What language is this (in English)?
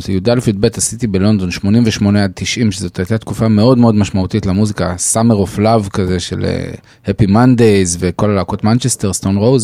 Hebrew